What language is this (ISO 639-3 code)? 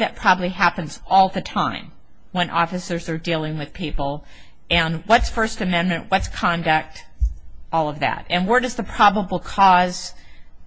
eng